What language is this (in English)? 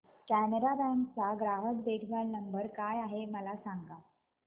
Marathi